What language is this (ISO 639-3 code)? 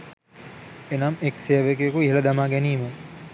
sin